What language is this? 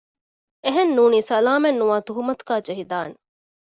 Divehi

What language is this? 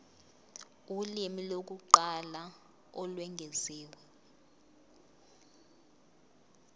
Zulu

